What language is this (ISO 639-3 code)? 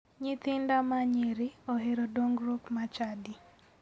luo